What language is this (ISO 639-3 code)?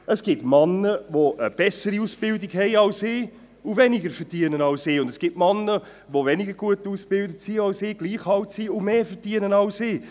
gsw